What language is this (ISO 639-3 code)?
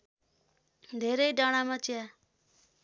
nep